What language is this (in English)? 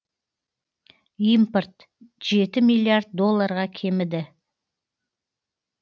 Kazakh